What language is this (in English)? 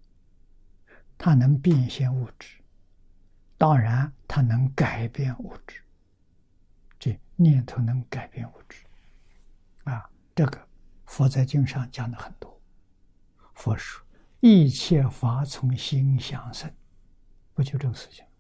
Chinese